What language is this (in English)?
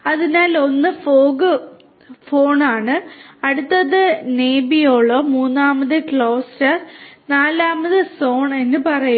Malayalam